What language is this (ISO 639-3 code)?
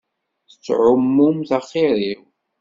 kab